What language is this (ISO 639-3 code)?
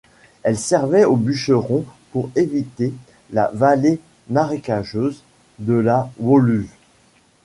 fra